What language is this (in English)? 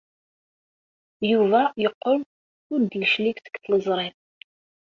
Kabyle